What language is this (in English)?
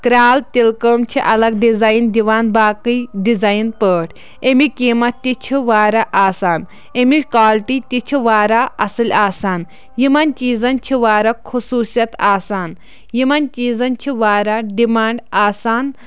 Kashmiri